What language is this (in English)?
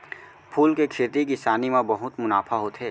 Chhattisgarhi